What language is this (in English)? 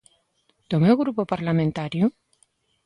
Galician